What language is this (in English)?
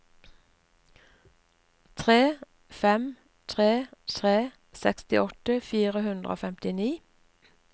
Norwegian